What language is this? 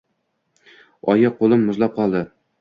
Uzbek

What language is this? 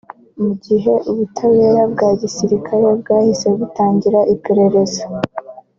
Kinyarwanda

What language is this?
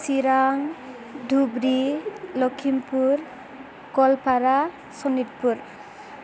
Bodo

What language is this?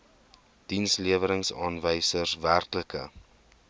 Afrikaans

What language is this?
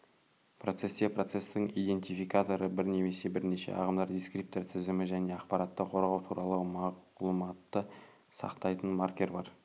Kazakh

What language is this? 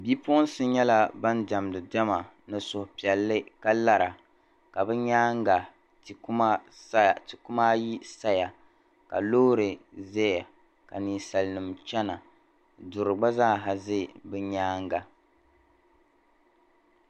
Dagbani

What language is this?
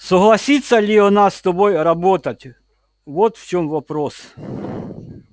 Russian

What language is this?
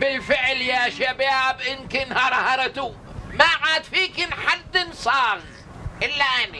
Arabic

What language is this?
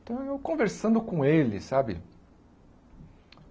Portuguese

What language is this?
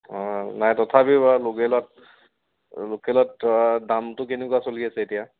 Assamese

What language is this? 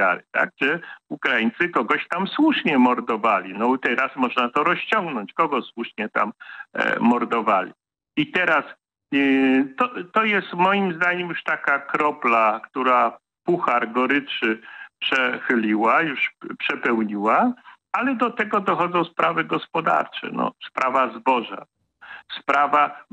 Polish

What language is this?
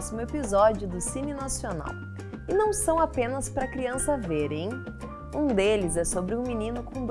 Portuguese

